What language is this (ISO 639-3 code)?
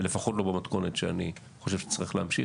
heb